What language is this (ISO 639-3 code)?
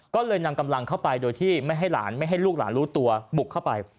tha